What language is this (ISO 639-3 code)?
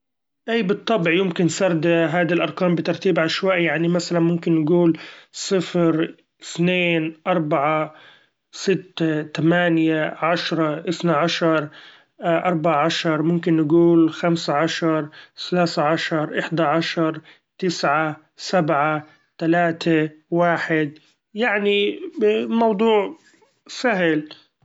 afb